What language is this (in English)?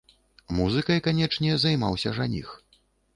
Belarusian